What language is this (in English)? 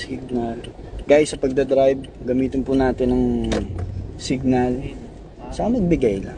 Filipino